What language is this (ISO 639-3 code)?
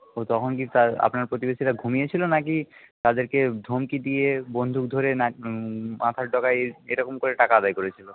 ben